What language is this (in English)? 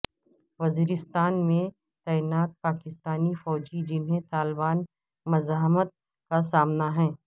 Urdu